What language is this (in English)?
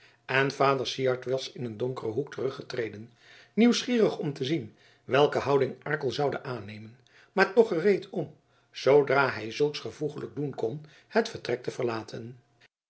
Dutch